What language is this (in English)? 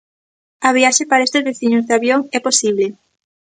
Galician